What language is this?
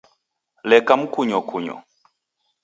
Taita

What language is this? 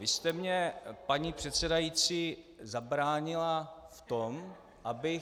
Czech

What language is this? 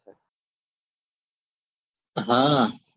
Gujarati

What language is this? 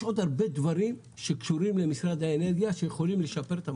Hebrew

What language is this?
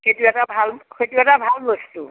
Assamese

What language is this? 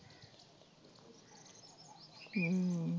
Punjabi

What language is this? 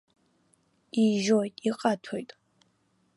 Abkhazian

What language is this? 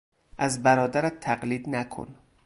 Persian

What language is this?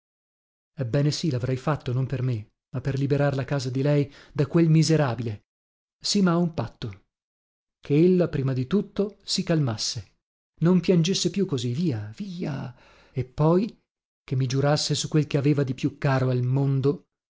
Italian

